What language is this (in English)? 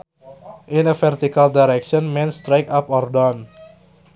Sundanese